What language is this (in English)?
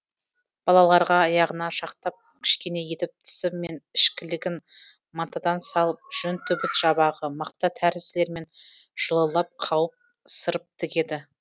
Kazakh